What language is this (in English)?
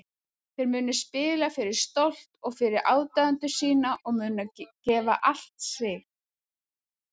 Icelandic